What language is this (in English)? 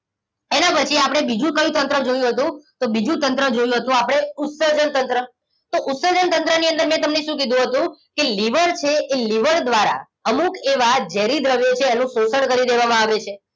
Gujarati